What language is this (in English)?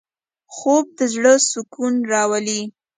Pashto